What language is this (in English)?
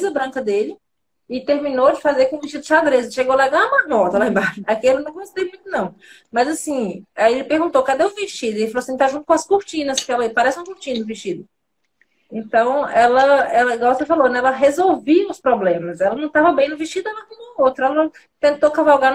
Portuguese